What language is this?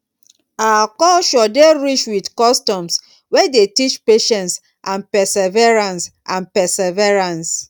Nigerian Pidgin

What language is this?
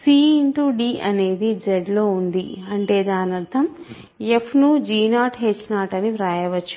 Telugu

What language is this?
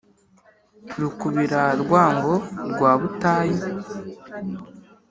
Kinyarwanda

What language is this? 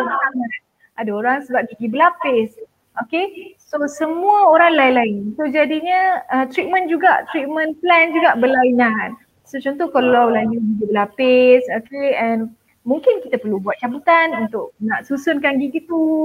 Malay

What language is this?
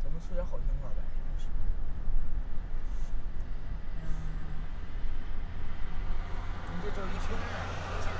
Chinese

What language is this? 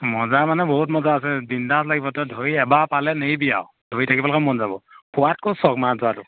Assamese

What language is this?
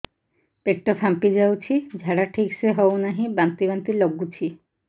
Odia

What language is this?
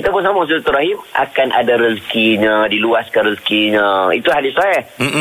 Malay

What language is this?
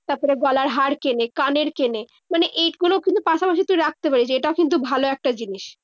Bangla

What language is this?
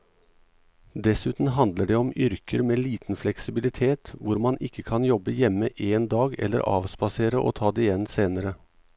Norwegian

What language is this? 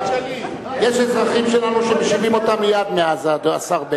Hebrew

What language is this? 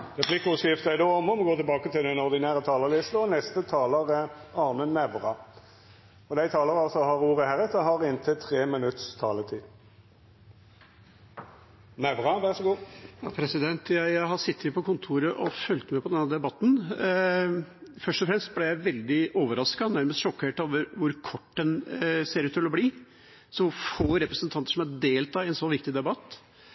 Norwegian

